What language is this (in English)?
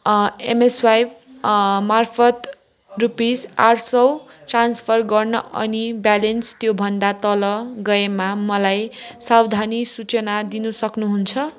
Nepali